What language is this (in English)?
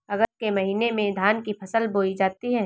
Hindi